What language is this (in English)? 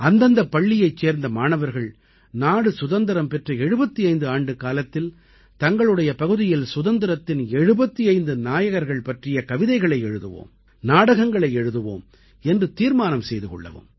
Tamil